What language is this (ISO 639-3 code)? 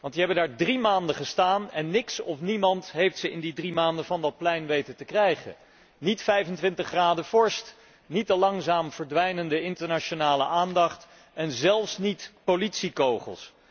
nld